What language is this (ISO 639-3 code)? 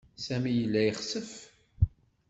kab